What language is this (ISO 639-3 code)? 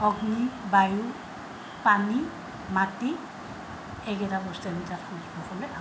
asm